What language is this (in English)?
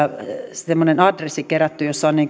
Finnish